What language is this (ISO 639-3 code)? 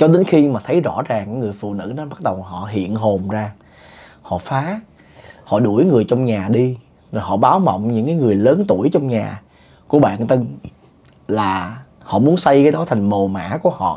vie